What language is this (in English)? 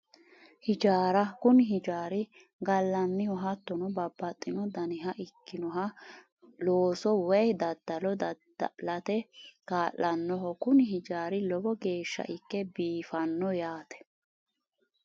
Sidamo